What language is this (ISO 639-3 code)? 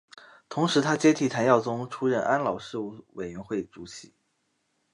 zho